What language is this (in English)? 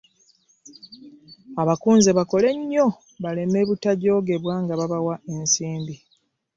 Ganda